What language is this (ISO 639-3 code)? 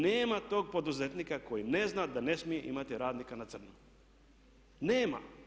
hrv